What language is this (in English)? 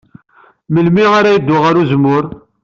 Kabyle